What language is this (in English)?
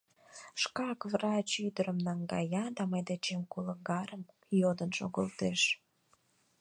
Mari